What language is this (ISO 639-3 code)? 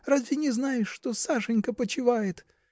rus